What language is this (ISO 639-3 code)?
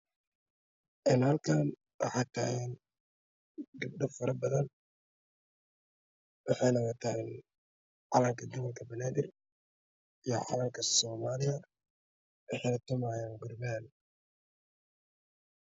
som